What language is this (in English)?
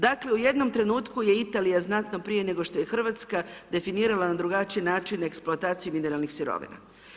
Croatian